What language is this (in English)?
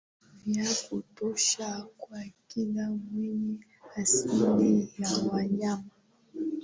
Swahili